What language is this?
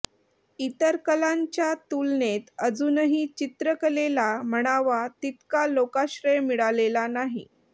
Marathi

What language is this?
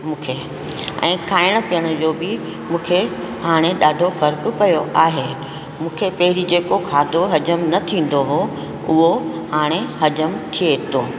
Sindhi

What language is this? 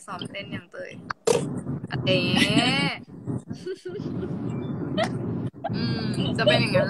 Thai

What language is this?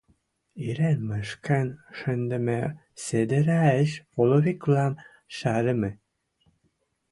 Western Mari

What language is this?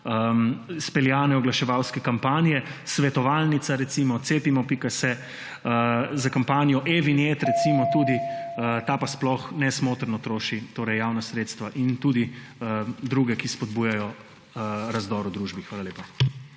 Slovenian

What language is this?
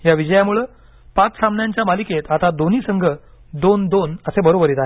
Marathi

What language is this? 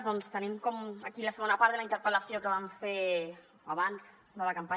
Catalan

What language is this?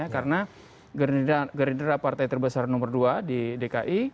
Indonesian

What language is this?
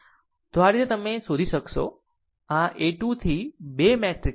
Gujarati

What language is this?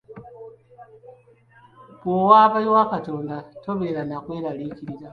Ganda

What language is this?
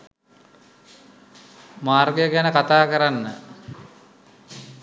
Sinhala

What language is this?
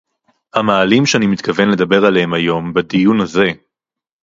Hebrew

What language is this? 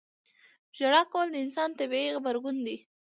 Pashto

